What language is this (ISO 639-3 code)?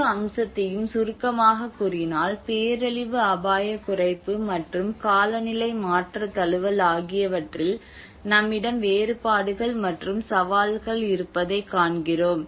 tam